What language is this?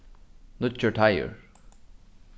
Faroese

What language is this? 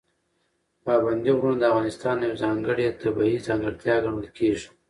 Pashto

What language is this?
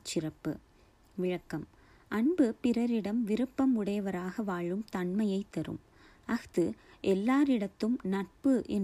Tamil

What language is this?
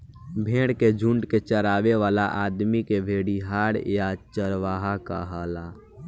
Bhojpuri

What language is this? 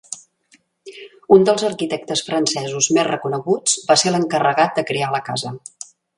Catalan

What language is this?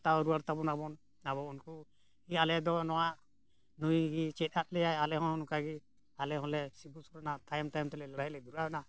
Santali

